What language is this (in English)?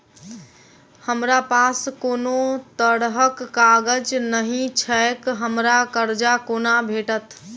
Maithili